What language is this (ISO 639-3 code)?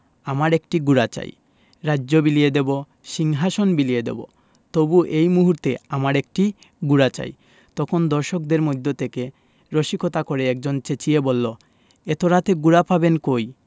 ben